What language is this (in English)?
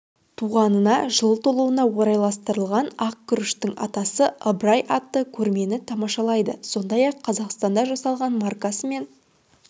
Kazakh